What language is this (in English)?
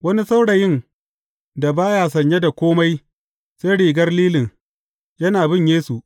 Hausa